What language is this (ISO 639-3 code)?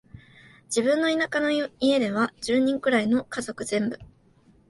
jpn